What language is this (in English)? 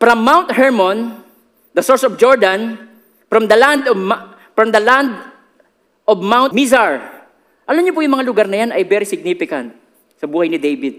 Filipino